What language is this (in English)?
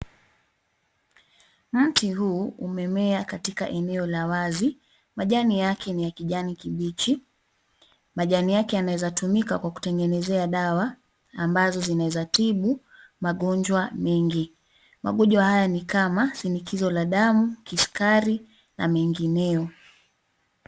Swahili